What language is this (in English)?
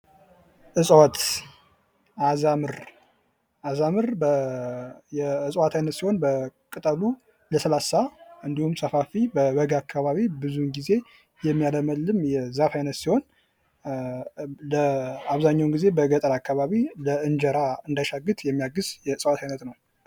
Amharic